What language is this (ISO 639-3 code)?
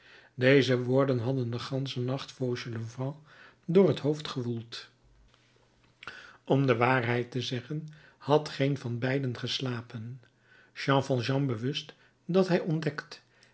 nld